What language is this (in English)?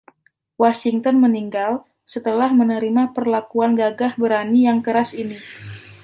Indonesian